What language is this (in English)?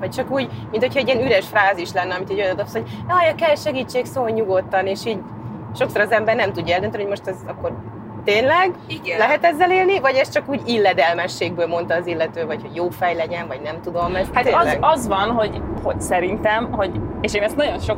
Hungarian